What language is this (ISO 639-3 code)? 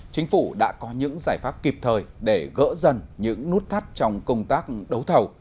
vie